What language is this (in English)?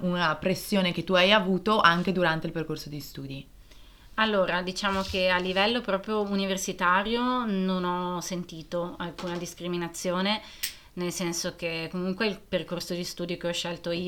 Italian